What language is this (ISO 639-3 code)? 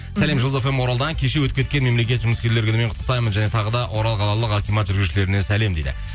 kaz